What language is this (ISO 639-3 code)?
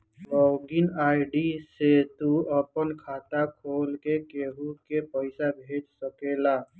bho